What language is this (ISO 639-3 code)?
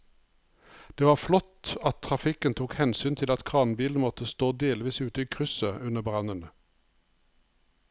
nor